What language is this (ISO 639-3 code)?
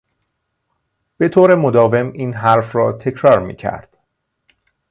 fas